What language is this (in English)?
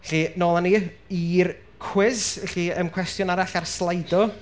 Welsh